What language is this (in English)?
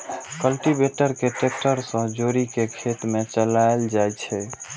Maithili